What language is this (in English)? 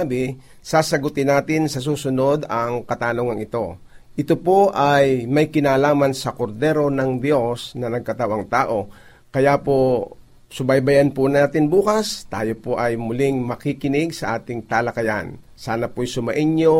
Filipino